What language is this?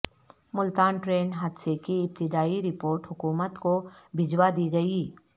Urdu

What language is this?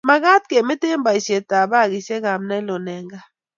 Kalenjin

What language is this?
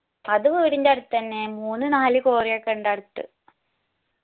Malayalam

